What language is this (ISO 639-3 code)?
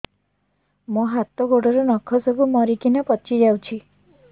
ori